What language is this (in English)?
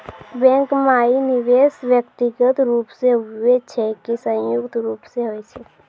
Maithili